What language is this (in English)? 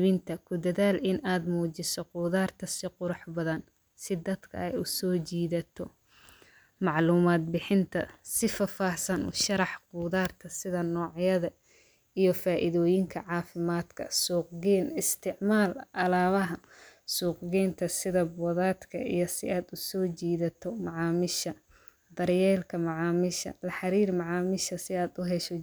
Somali